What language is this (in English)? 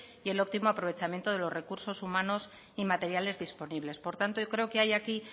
Spanish